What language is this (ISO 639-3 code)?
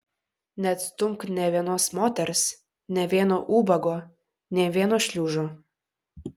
lit